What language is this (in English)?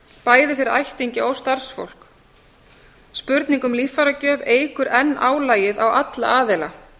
Icelandic